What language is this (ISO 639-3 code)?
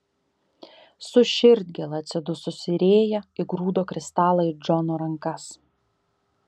lit